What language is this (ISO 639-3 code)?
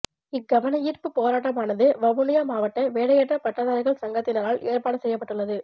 tam